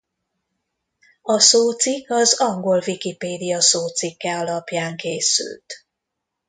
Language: Hungarian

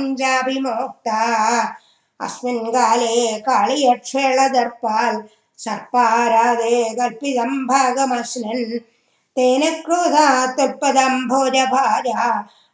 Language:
Tamil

